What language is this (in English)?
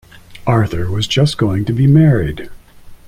English